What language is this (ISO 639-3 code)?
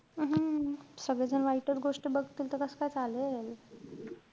mar